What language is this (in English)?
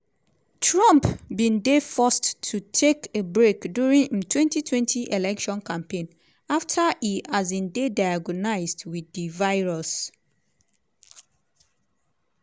Nigerian Pidgin